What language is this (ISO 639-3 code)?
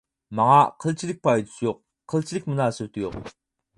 uig